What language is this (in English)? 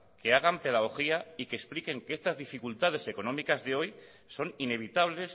Spanish